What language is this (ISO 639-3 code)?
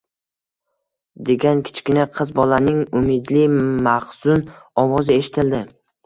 uzb